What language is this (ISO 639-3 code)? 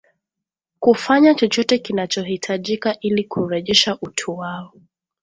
swa